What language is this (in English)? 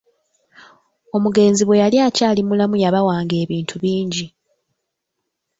Ganda